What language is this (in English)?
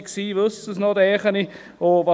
Swiss German